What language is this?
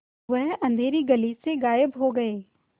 Hindi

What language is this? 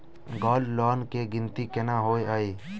Maithili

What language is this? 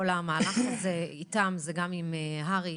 Hebrew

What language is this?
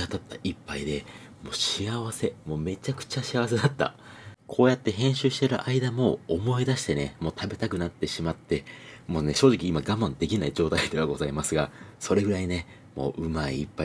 Japanese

